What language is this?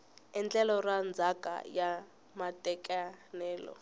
Tsonga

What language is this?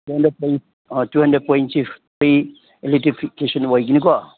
Manipuri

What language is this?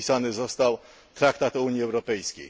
Polish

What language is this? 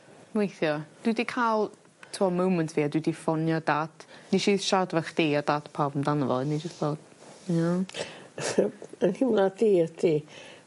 Welsh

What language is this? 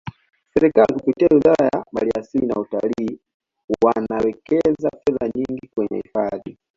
Swahili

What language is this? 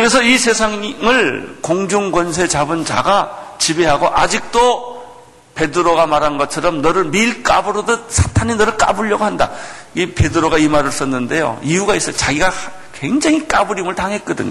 Korean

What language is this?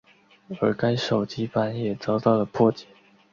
Chinese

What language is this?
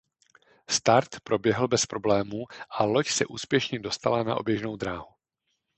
Czech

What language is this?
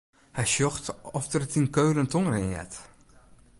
Western Frisian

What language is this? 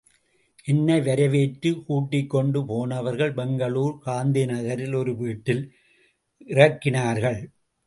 Tamil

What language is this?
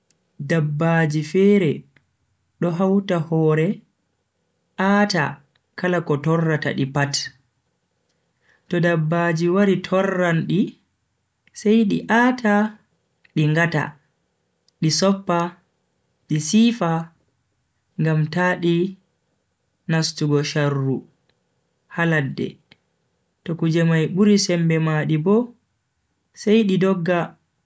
Bagirmi Fulfulde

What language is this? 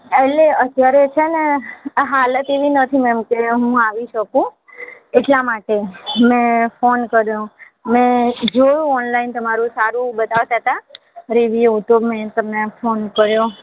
Gujarati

